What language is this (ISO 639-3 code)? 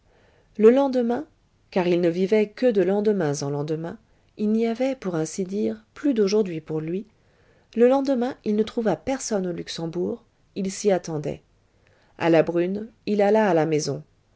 fra